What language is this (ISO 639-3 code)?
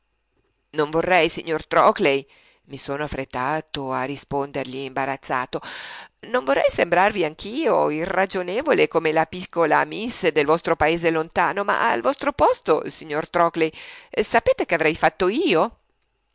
ita